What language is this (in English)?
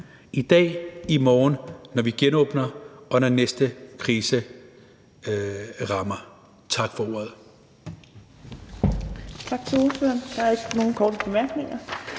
Danish